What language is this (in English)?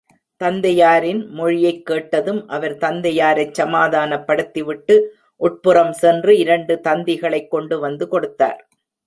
Tamil